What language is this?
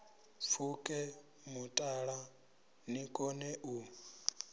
Venda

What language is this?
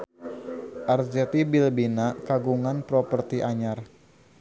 Sundanese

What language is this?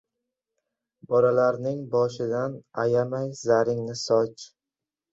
Uzbek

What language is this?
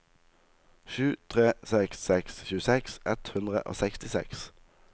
Norwegian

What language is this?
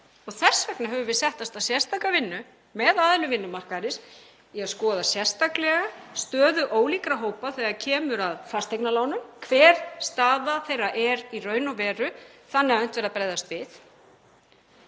Icelandic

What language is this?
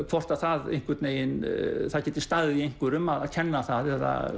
Icelandic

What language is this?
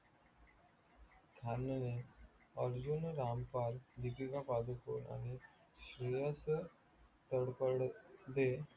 Marathi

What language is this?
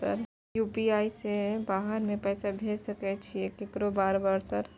Maithili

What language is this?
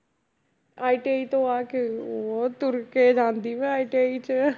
Punjabi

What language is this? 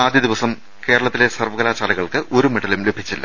Malayalam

